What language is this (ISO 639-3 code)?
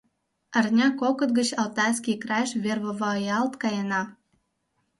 chm